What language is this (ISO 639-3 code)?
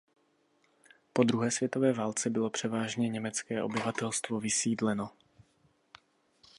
ces